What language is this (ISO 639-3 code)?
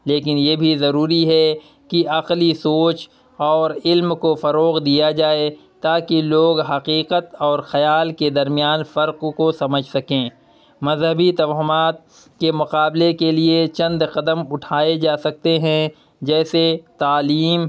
urd